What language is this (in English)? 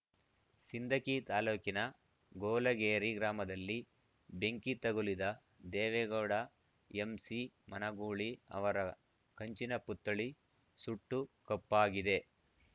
Kannada